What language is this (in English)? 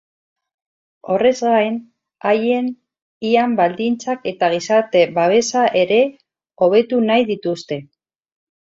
Basque